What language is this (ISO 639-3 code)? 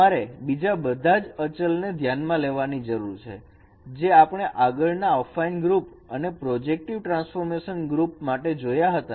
guj